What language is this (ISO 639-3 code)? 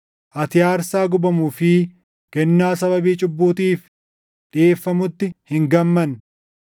orm